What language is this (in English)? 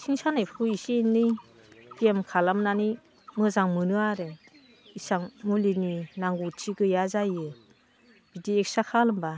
Bodo